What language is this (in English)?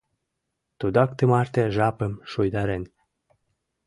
Mari